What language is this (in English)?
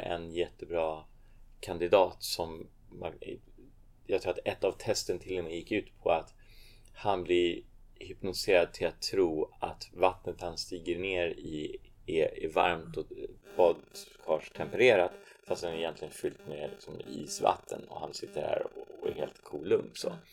Swedish